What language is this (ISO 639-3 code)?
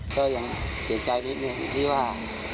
tha